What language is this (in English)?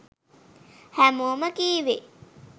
Sinhala